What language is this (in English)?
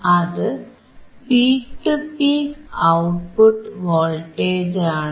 Malayalam